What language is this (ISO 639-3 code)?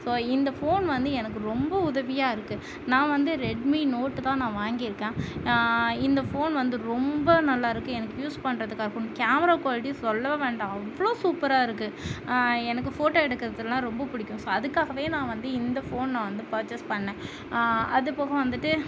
tam